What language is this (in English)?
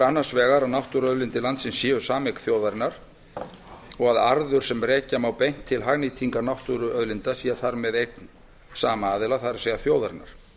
Icelandic